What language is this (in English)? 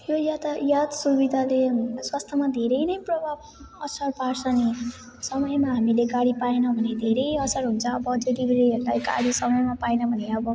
Nepali